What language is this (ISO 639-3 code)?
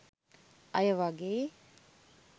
sin